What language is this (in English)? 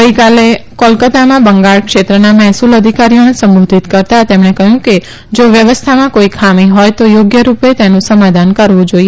Gujarati